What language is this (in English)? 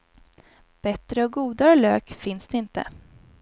Swedish